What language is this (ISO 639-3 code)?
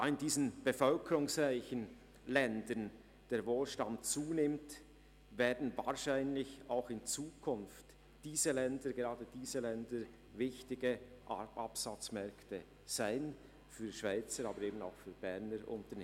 gsw